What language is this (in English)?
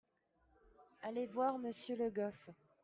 French